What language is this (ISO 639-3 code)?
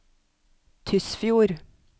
nor